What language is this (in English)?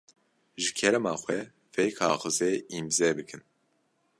Kurdish